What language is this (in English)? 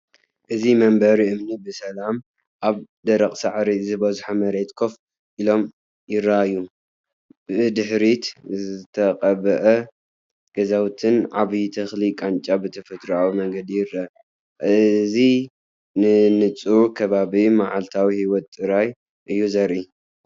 Tigrinya